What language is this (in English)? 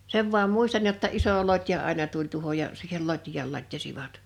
Finnish